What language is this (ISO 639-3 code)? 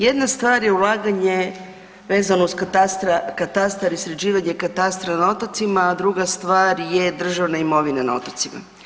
hrv